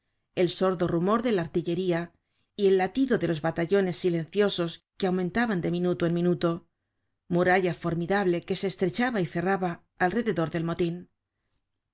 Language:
Spanish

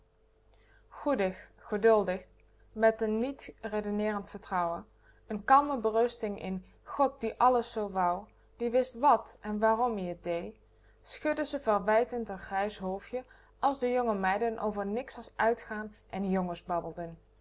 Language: Dutch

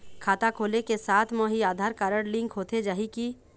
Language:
Chhattisgarhi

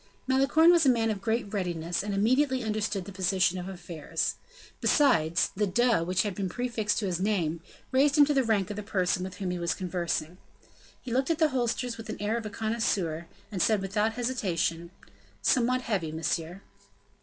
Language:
English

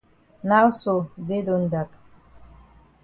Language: Cameroon Pidgin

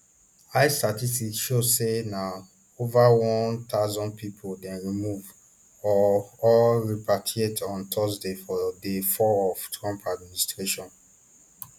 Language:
Nigerian Pidgin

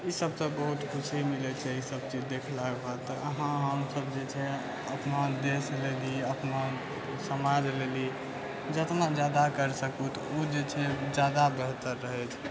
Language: Maithili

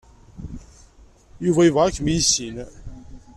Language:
Kabyle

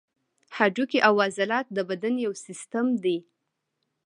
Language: Pashto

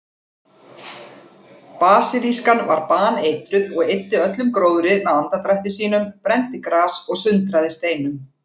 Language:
Icelandic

